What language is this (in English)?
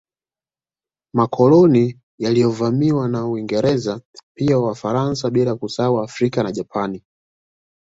Swahili